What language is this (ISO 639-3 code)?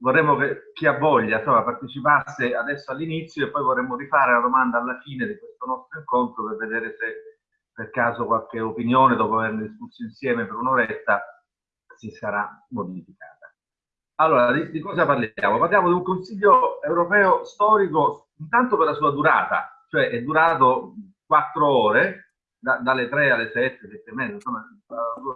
ita